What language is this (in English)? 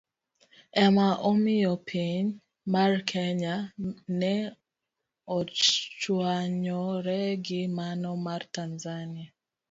Luo (Kenya and Tanzania)